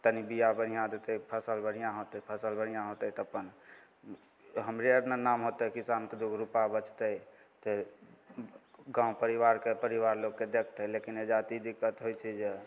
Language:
Maithili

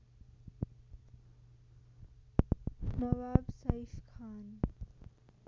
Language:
Nepali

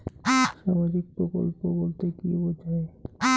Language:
Bangla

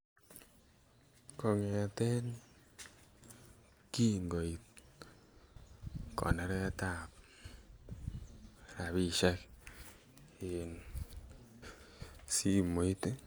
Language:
Kalenjin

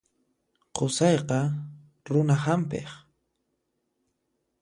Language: Puno Quechua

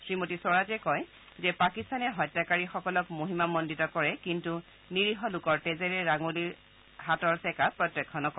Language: Assamese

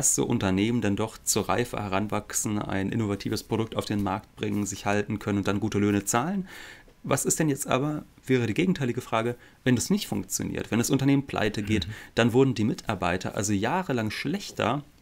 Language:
German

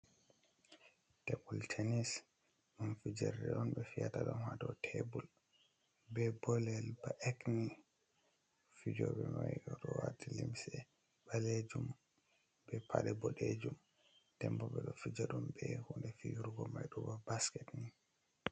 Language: Fula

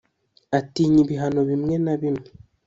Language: Kinyarwanda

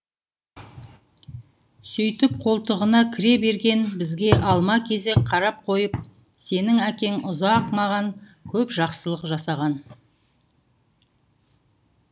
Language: Kazakh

